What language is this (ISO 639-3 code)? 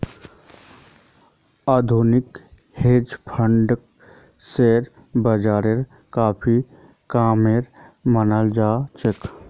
mag